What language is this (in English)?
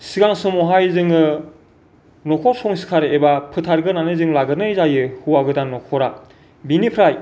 Bodo